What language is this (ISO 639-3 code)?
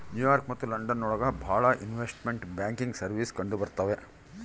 kan